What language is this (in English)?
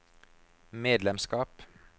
Norwegian